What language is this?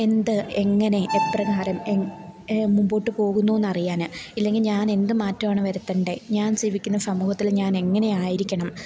Malayalam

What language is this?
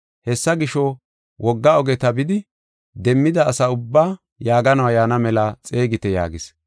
Gofa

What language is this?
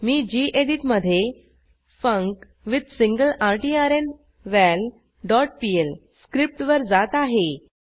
Marathi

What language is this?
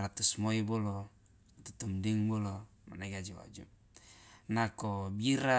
Loloda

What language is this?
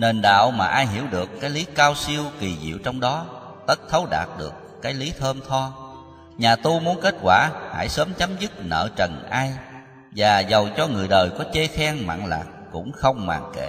Vietnamese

